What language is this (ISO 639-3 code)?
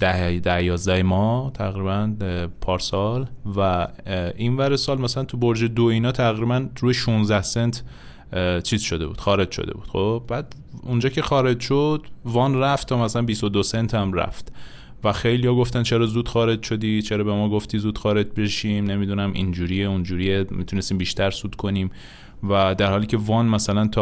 fas